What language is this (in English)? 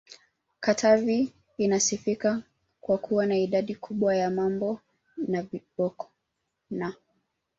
Swahili